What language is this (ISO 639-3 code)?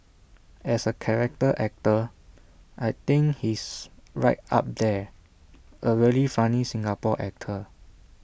eng